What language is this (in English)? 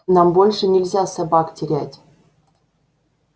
Russian